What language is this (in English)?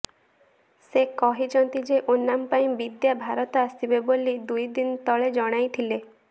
Odia